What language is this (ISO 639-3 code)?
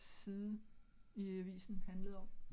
dan